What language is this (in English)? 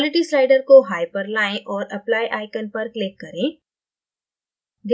Hindi